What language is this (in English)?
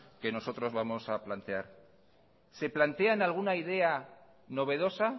Spanish